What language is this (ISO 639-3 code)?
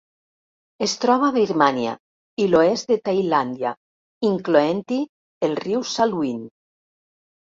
cat